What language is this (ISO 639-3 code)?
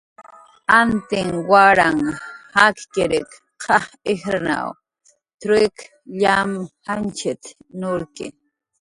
jqr